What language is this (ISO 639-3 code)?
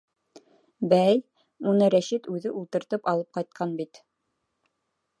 bak